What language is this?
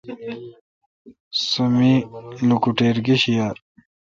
Kalkoti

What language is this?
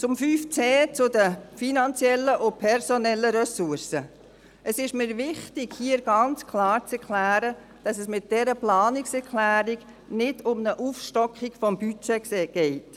Swiss German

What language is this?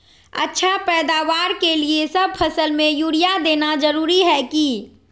Magahi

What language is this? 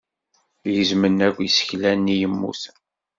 Kabyle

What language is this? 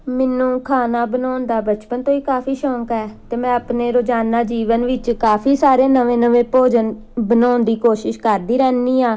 Punjabi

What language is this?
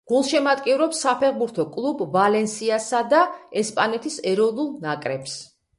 Georgian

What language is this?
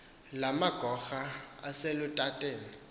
Xhosa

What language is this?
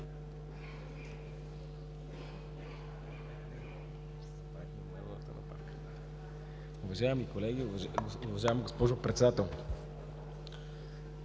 Bulgarian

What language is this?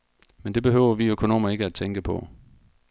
Danish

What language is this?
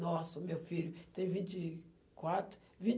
Portuguese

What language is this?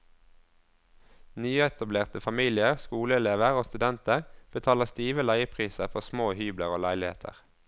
Norwegian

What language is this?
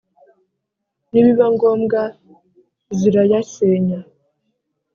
Kinyarwanda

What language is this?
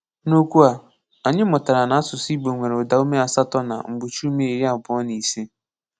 Igbo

